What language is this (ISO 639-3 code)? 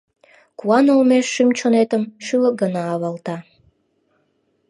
chm